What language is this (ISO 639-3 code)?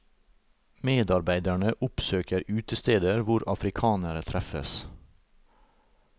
nor